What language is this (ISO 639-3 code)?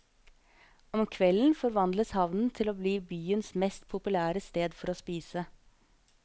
nor